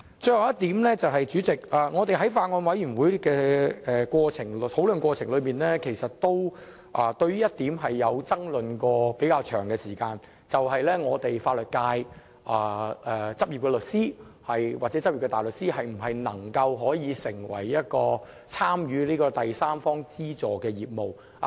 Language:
Cantonese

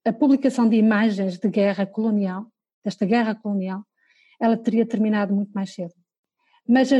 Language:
Portuguese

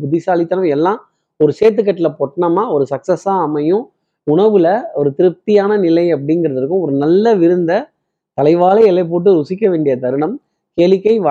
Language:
Tamil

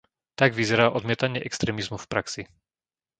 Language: Slovak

